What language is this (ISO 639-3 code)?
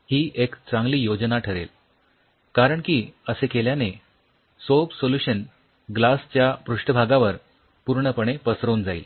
mar